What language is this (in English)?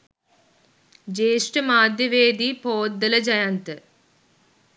Sinhala